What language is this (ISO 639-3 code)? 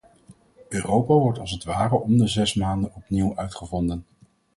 nld